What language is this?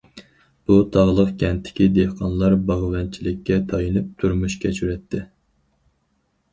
Uyghur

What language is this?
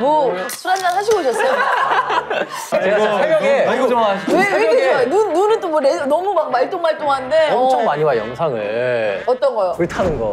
Korean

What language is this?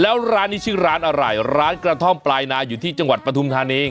Thai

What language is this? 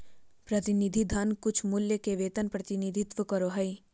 Magahi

